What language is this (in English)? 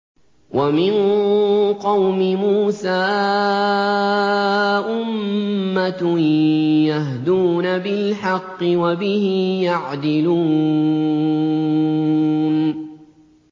Arabic